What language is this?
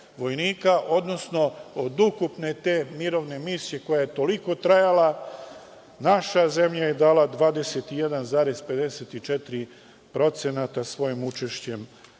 Serbian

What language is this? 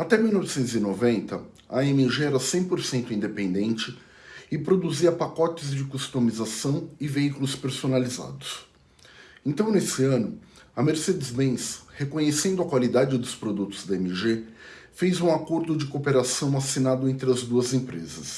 Portuguese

